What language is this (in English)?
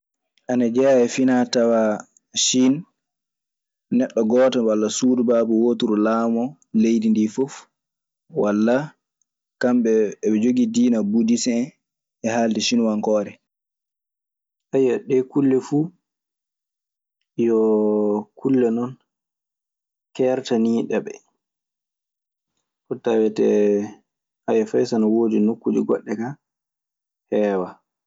Maasina Fulfulde